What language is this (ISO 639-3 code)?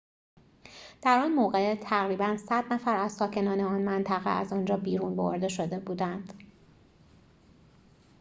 fas